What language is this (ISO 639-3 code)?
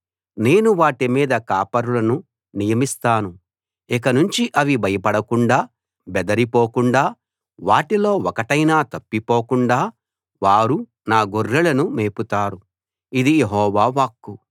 tel